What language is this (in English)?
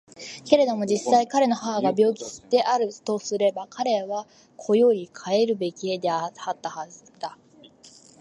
Japanese